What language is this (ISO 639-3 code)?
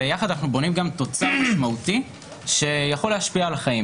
heb